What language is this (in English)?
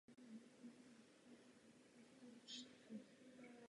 Czech